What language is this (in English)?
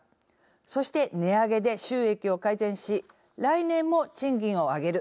Japanese